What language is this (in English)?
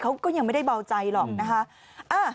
Thai